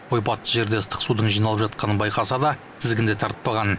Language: Kazakh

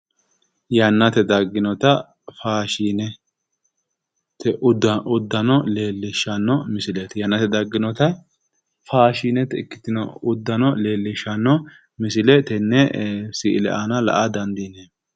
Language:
Sidamo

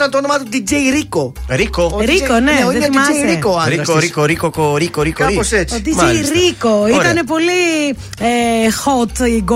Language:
Greek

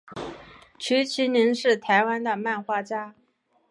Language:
Chinese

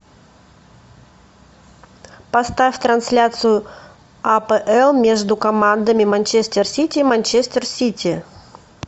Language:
Russian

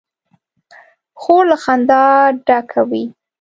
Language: Pashto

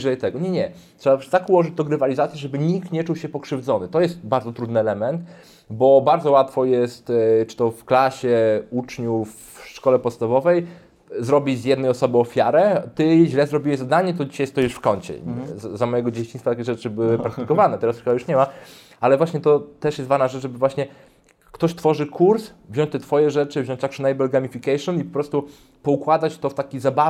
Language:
Polish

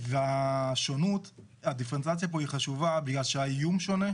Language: Hebrew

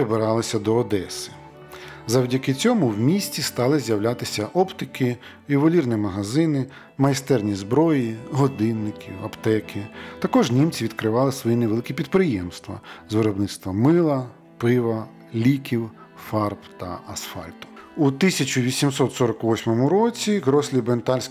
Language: Ukrainian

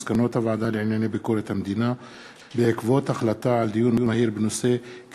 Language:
Hebrew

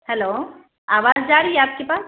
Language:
Urdu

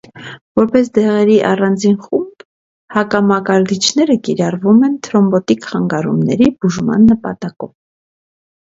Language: Armenian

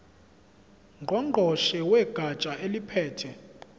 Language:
Zulu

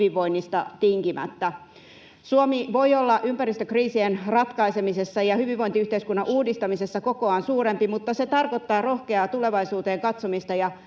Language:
Finnish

